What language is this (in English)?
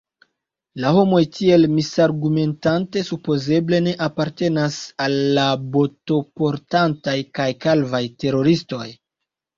Esperanto